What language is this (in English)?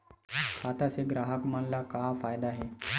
Chhattisgarhi